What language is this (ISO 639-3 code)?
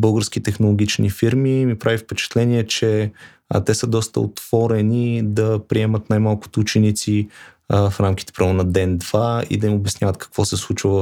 bul